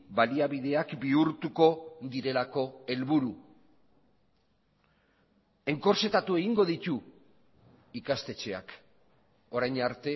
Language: Basque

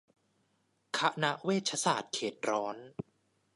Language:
Thai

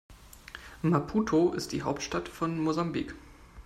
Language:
German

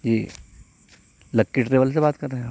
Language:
Urdu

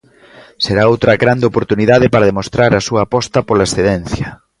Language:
Galician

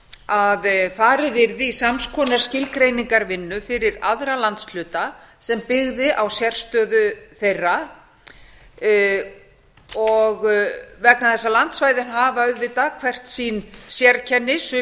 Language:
Icelandic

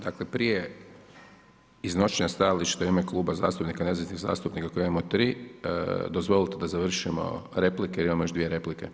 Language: Croatian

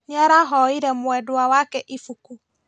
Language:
Kikuyu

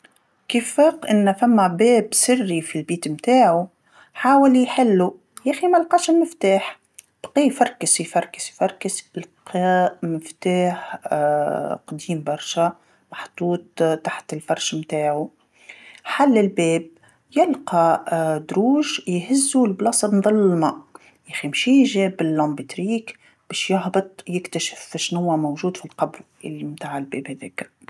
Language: Tunisian Arabic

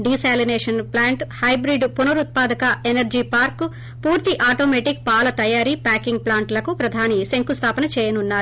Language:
Telugu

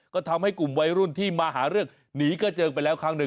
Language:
Thai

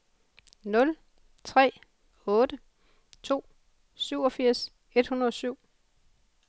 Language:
Danish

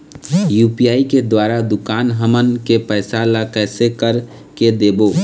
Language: Chhattisgarhi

